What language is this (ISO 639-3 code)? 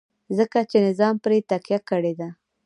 pus